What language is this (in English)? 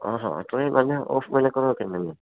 Malayalam